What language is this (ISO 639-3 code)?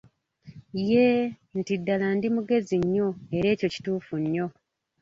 lug